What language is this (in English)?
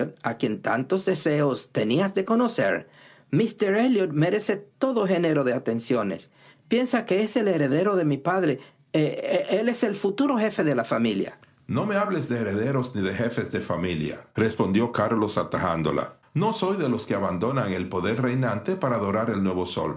Spanish